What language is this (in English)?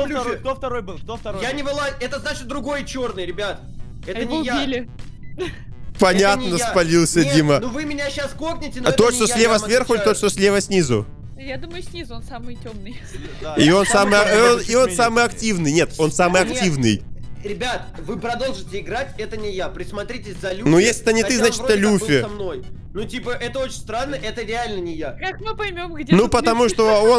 Russian